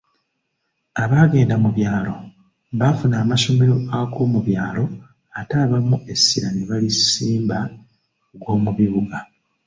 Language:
Ganda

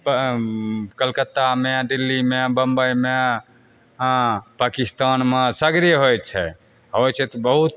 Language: Maithili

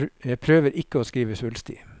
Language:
Norwegian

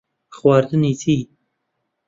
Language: Central Kurdish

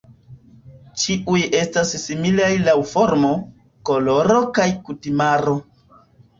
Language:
Esperanto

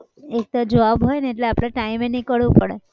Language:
Gujarati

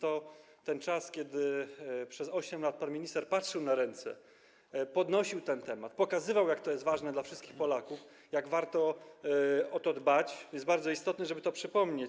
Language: Polish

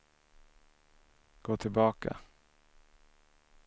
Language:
Swedish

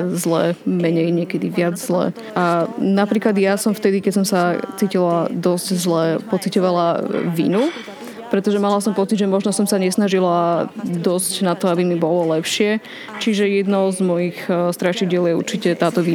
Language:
Slovak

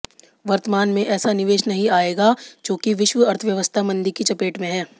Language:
Hindi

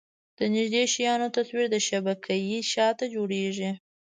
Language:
Pashto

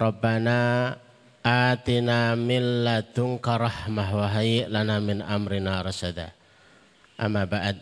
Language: Indonesian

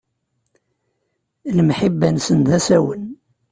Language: Kabyle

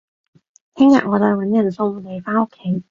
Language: Cantonese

